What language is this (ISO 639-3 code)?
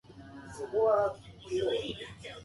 jpn